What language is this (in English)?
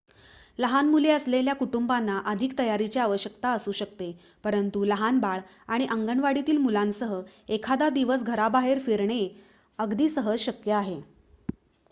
Marathi